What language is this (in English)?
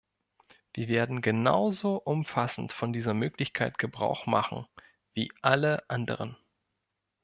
German